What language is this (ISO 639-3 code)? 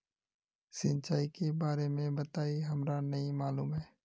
mag